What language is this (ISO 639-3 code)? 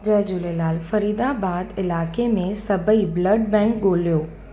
snd